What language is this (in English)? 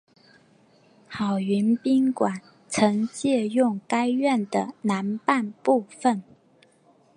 Chinese